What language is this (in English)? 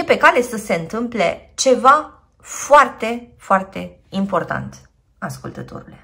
Romanian